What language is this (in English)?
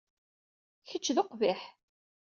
Kabyle